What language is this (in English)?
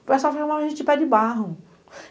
Portuguese